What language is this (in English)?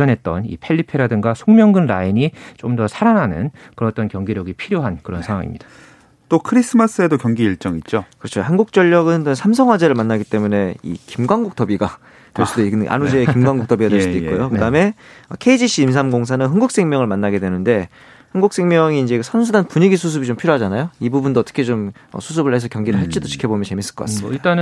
Korean